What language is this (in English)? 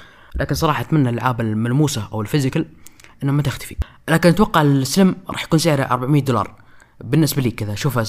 Arabic